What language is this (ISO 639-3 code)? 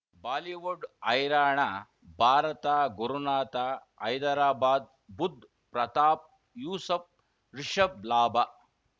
kan